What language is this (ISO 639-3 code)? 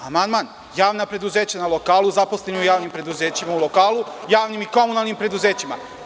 srp